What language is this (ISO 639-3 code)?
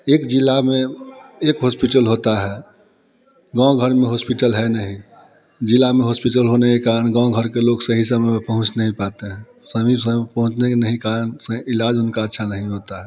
hin